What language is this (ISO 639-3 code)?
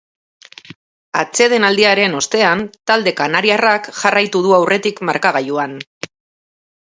eus